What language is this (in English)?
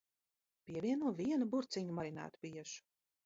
Latvian